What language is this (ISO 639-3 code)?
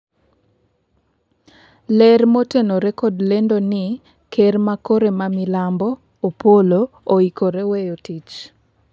luo